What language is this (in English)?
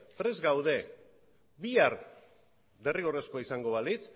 Basque